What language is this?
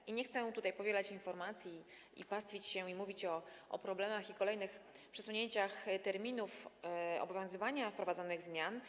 Polish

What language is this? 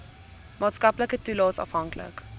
Afrikaans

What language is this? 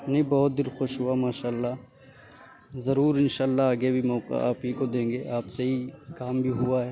Urdu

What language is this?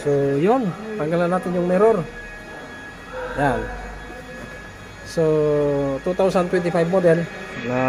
Filipino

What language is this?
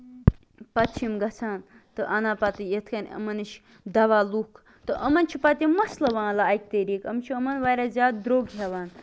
Kashmiri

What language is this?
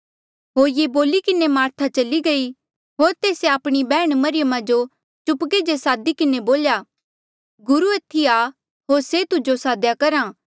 Mandeali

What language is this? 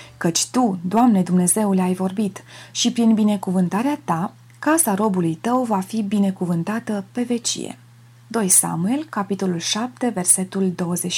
Romanian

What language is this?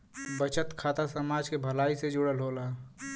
Bhojpuri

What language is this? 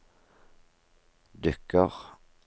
Norwegian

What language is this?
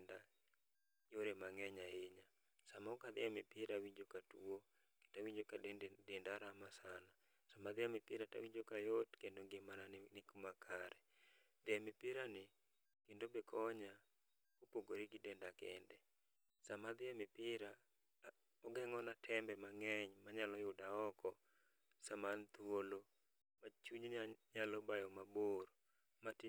Luo (Kenya and Tanzania)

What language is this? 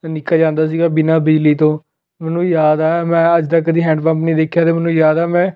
Punjabi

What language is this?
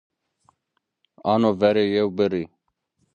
Zaza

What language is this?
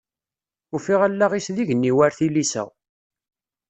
Kabyle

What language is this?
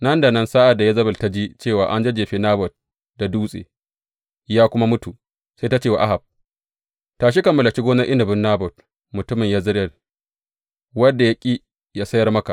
Hausa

